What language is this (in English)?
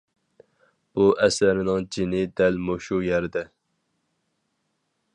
Uyghur